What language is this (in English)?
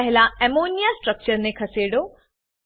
Gujarati